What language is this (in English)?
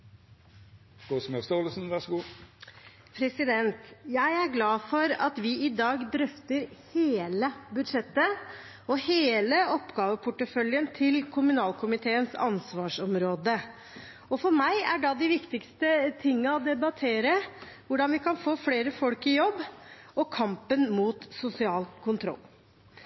Norwegian Bokmål